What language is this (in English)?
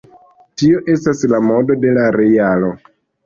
Esperanto